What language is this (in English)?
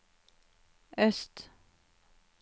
Norwegian